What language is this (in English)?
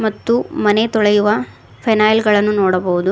Kannada